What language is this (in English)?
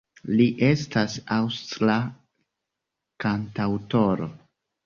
Esperanto